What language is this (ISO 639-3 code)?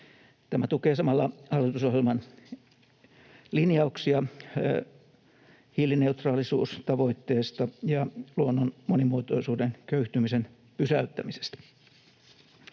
fin